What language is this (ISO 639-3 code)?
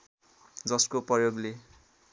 nep